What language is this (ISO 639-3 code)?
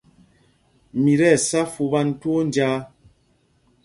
mgg